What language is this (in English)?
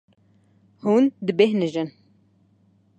Kurdish